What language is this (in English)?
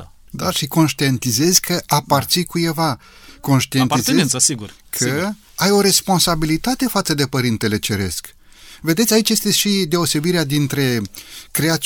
Romanian